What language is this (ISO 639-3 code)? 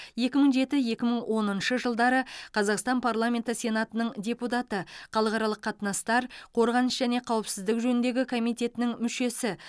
kaz